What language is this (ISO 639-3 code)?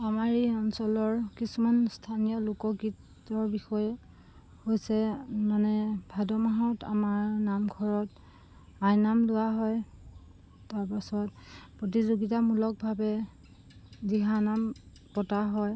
asm